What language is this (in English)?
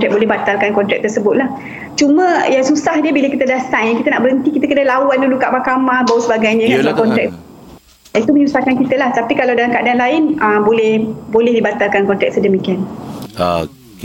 Malay